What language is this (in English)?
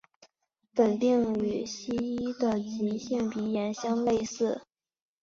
Chinese